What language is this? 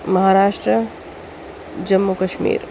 Urdu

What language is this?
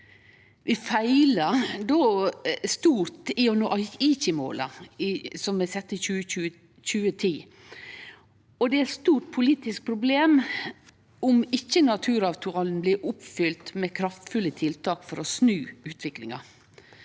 Norwegian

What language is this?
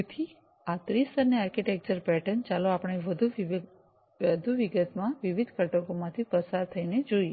Gujarati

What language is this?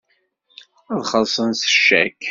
Kabyle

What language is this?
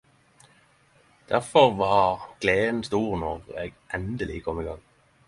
Norwegian Nynorsk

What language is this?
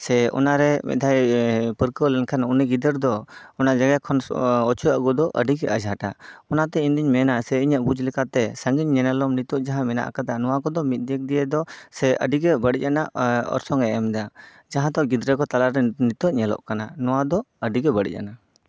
Santali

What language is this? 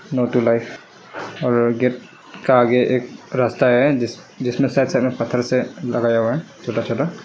Hindi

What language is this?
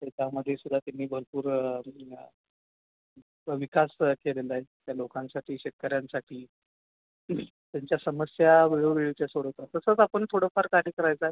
Marathi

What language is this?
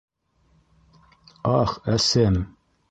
Bashkir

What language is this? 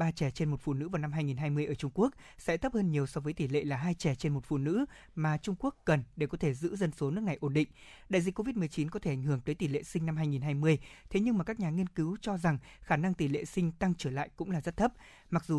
Vietnamese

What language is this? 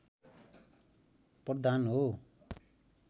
Nepali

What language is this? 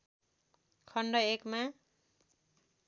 Nepali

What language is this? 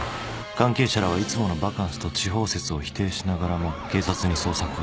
Japanese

